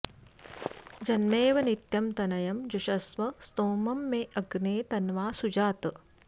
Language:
Sanskrit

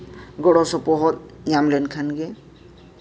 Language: Santali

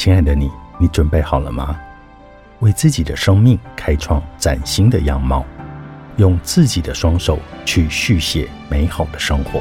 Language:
Chinese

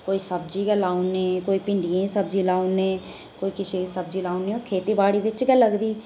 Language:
Dogri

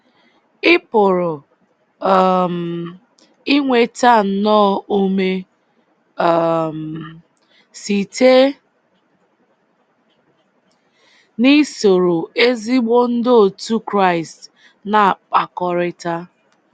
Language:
Igbo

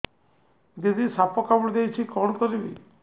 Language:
Odia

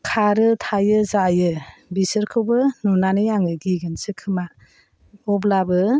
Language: Bodo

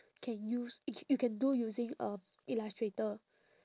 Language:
English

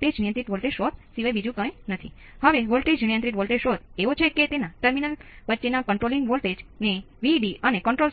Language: Gujarati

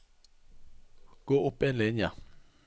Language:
Norwegian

